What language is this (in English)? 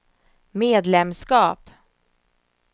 Swedish